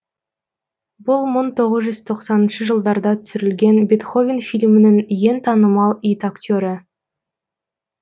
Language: Kazakh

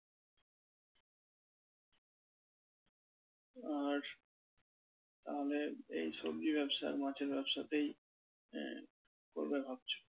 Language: Bangla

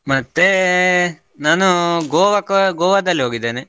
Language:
Kannada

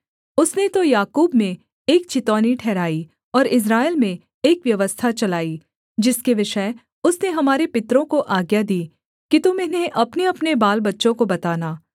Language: Hindi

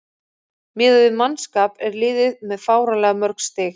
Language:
Icelandic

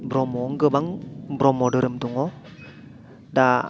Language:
Bodo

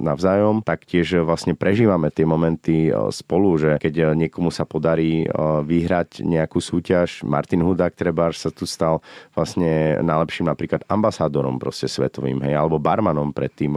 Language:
Slovak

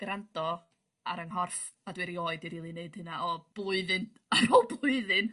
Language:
Welsh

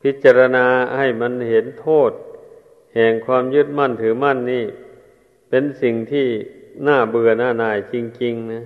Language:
Thai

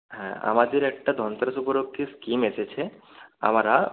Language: Bangla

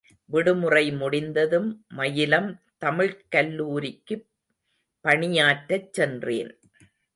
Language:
Tamil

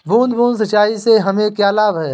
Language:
Hindi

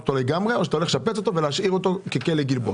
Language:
Hebrew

